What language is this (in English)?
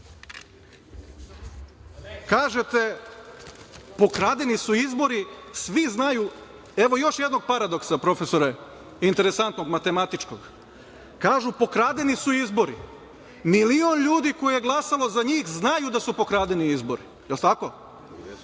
Serbian